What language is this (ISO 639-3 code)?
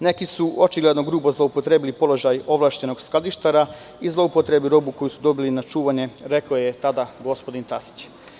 srp